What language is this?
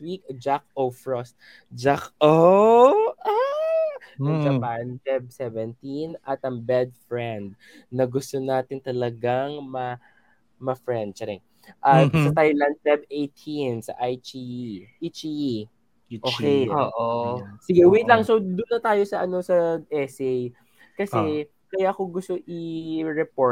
Filipino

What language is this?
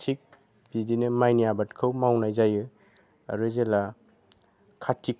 Bodo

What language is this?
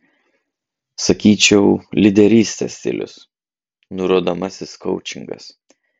Lithuanian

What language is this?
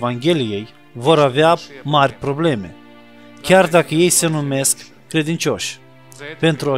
Romanian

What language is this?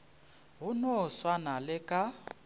Northern Sotho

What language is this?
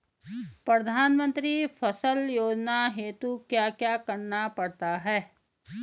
Hindi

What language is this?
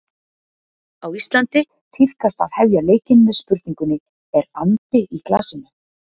Icelandic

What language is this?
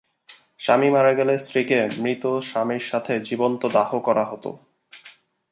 Bangla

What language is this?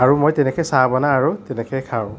Assamese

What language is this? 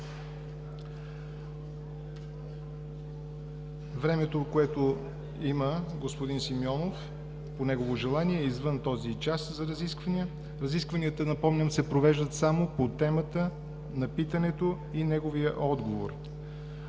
Bulgarian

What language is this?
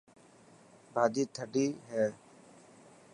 Dhatki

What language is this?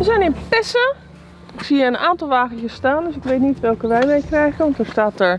Dutch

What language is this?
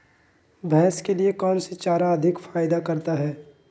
Magahi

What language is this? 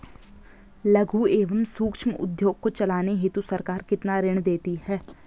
Hindi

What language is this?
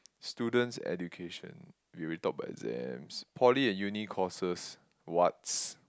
English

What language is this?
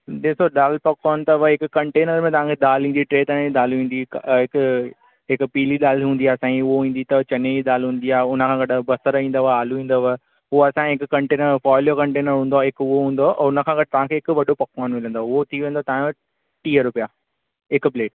Sindhi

